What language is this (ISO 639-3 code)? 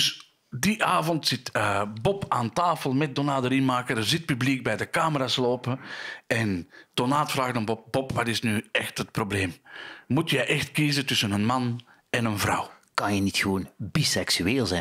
nld